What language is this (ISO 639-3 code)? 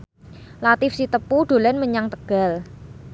jav